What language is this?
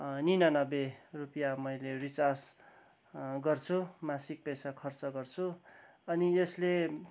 Nepali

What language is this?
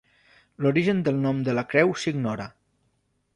Catalan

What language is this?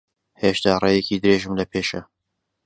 Central Kurdish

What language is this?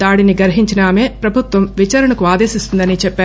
Telugu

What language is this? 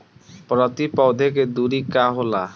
Bhojpuri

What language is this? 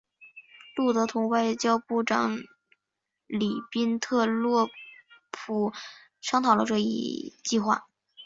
Chinese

